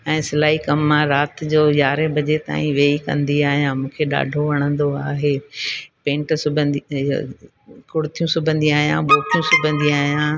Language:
Sindhi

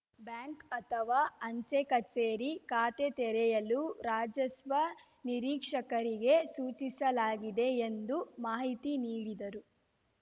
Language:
Kannada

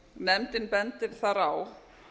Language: Icelandic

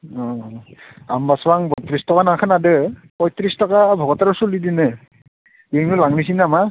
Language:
Bodo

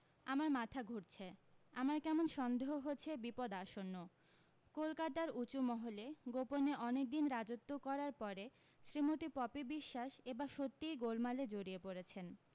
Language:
Bangla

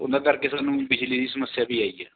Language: Punjabi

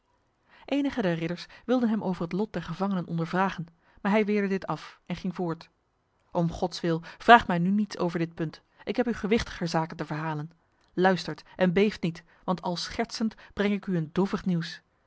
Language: Dutch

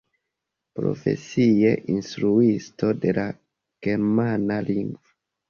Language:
Esperanto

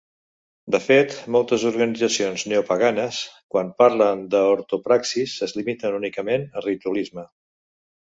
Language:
Catalan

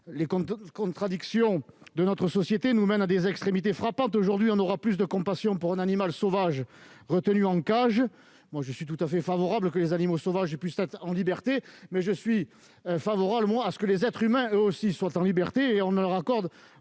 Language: French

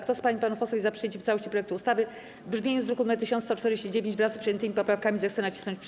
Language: Polish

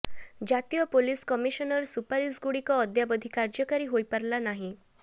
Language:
Odia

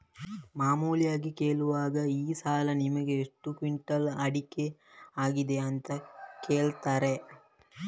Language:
Kannada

